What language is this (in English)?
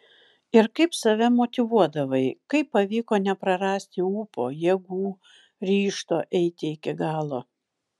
Lithuanian